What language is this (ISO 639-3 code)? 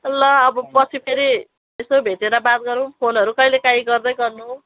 nep